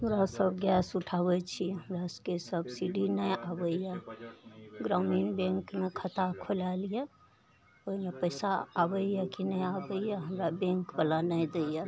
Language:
Maithili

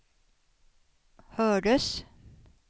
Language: Swedish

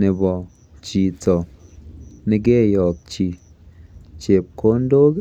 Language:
Kalenjin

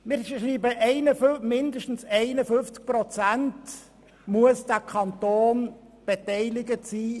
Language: Swiss German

